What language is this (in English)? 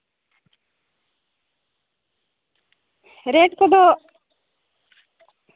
Santali